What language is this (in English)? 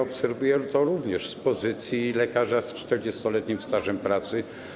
Polish